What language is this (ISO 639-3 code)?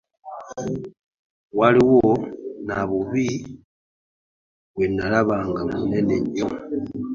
lug